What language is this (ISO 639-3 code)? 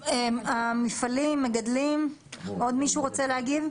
heb